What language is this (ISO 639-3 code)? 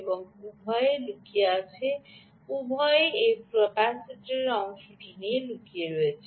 ben